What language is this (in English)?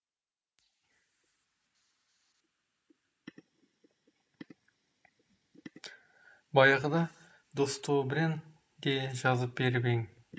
Kazakh